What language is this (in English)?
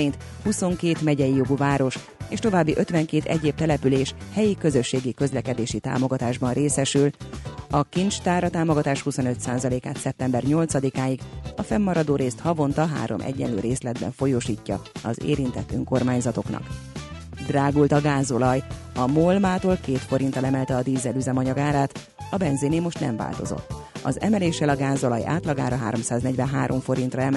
Hungarian